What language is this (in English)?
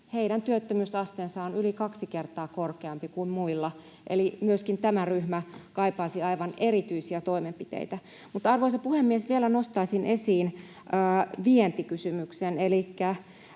Finnish